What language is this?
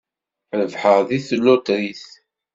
Kabyle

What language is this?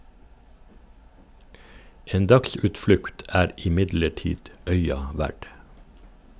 Norwegian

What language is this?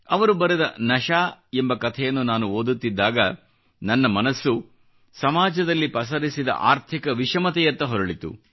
Kannada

